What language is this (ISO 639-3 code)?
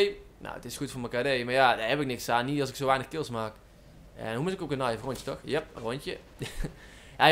nld